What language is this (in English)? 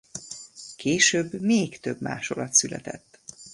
Hungarian